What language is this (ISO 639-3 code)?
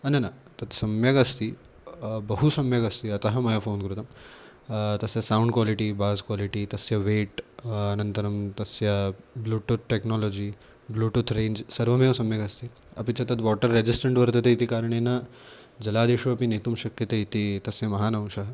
san